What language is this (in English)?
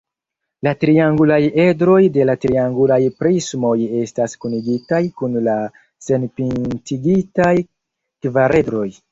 Esperanto